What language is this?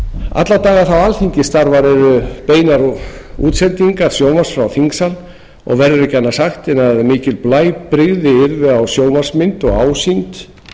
Icelandic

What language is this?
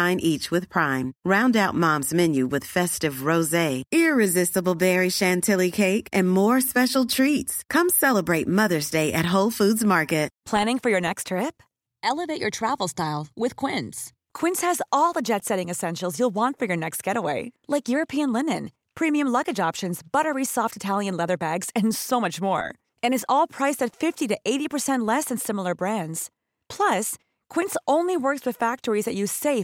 Swedish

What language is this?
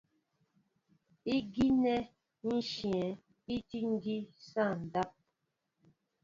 Mbo (Cameroon)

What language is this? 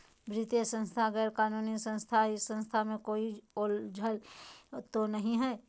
Magahi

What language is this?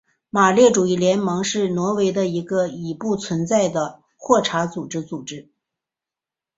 Chinese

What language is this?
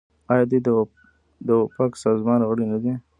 Pashto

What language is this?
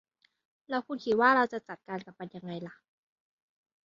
Thai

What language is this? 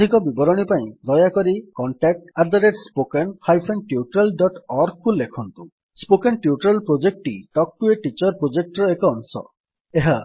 Odia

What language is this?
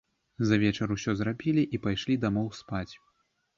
Belarusian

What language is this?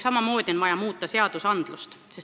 Estonian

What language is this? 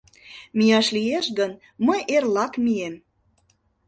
Mari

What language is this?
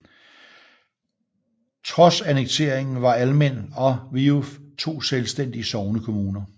Danish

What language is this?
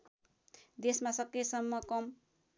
Nepali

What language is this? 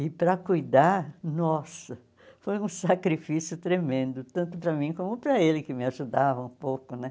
Portuguese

